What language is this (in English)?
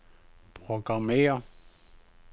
Danish